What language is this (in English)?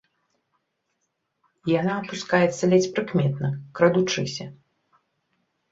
Belarusian